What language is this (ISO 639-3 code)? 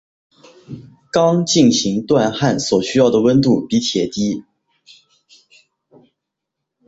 zho